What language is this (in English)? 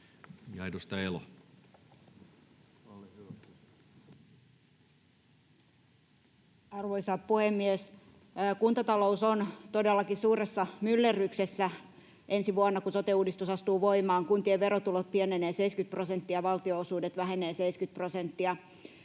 Finnish